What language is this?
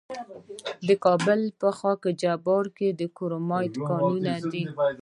Pashto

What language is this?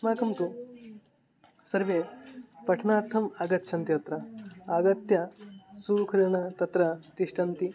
Sanskrit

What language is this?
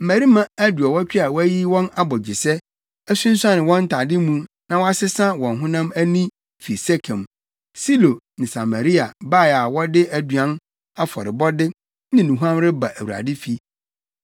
Akan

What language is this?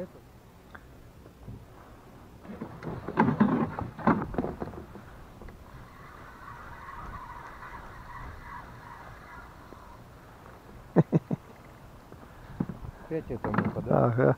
Russian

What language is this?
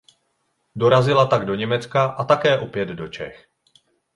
Czech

